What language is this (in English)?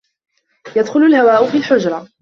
Arabic